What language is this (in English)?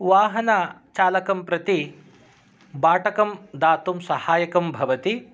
Sanskrit